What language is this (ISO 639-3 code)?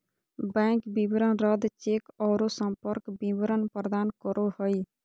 mag